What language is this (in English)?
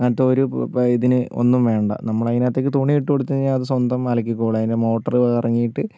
Malayalam